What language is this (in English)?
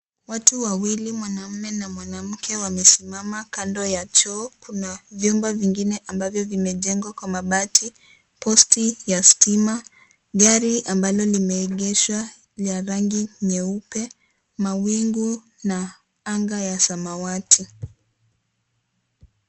Swahili